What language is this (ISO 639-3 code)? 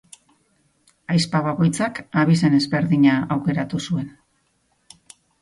eus